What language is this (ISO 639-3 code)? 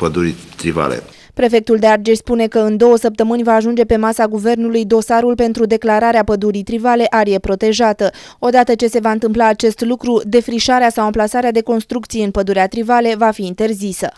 ron